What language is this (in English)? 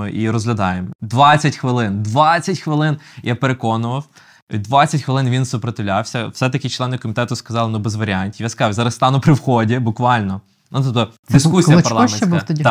Ukrainian